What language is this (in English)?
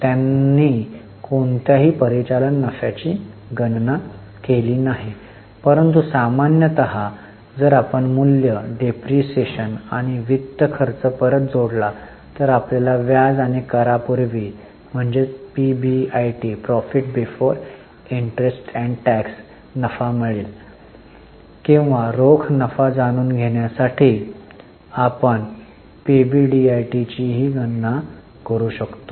Marathi